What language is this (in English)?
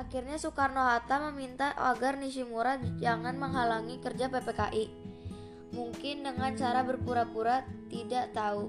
Indonesian